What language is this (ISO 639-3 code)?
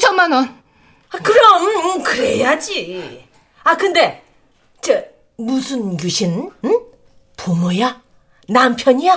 kor